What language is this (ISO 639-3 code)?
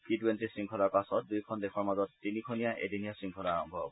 asm